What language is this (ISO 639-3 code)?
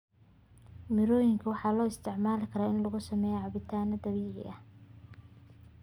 som